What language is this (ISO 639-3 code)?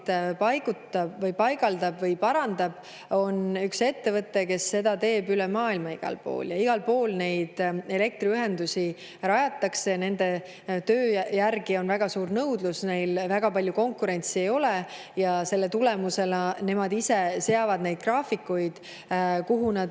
est